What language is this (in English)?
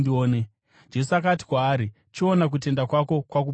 Shona